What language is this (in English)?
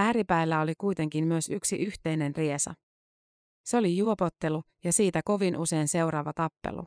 Finnish